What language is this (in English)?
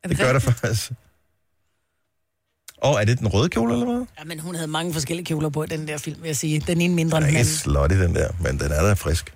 Danish